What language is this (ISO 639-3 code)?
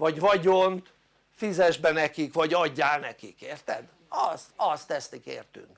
hun